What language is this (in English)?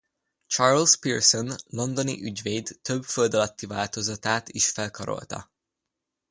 Hungarian